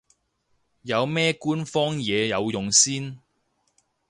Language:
Cantonese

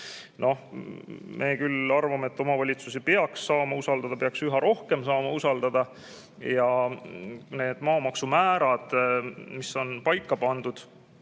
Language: Estonian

